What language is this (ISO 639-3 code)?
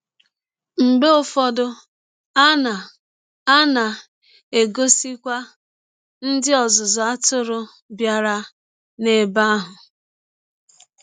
ibo